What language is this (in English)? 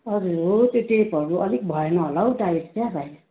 Nepali